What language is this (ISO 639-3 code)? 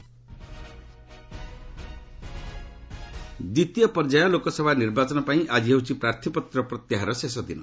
ori